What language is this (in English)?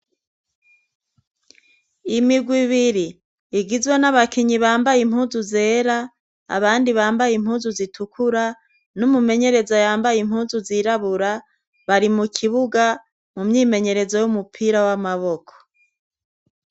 Rundi